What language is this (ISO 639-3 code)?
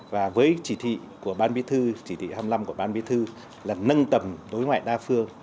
vie